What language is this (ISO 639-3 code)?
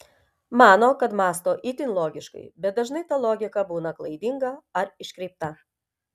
lit